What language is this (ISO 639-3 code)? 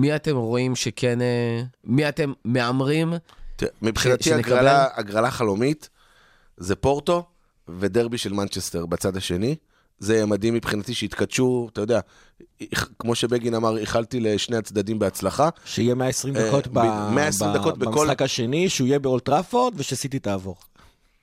heb